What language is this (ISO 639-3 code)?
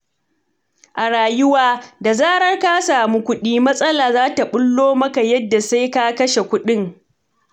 hau